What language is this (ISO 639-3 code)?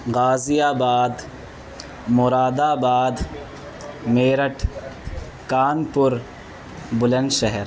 urd